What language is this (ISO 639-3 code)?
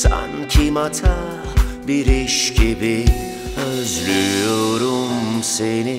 tur